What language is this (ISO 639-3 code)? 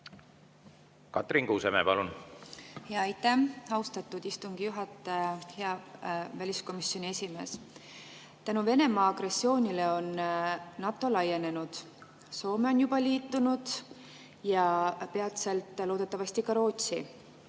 est